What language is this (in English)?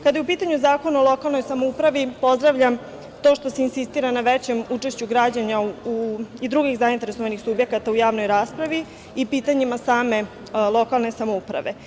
Serbian